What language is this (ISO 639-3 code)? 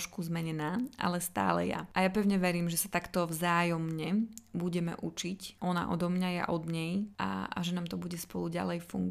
slk